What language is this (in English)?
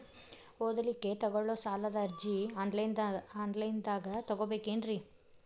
Kannada